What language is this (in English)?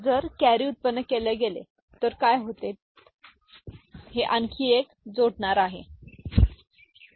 Marathi